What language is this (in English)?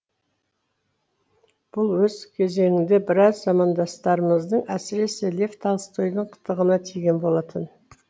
Kazakh